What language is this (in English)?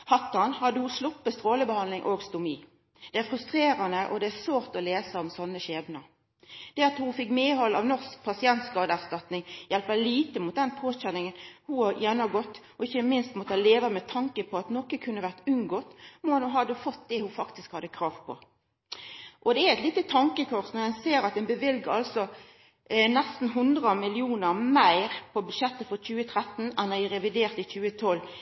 Norwegian Nynorsk